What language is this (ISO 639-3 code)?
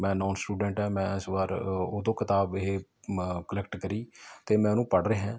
pan